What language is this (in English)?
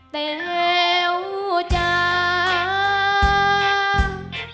Thai